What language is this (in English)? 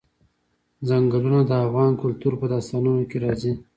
Pashto